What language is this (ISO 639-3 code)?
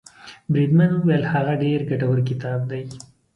pus